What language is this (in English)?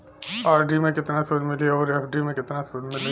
Bhojpuri